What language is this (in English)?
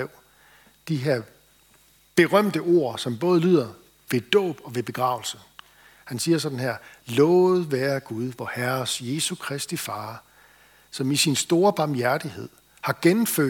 Danish